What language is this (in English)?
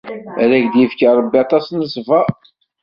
Kabyle